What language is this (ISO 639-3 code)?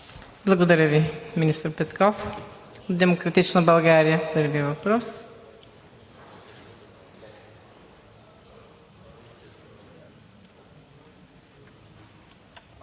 bul